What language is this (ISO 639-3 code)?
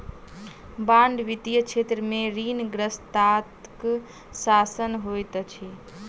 mai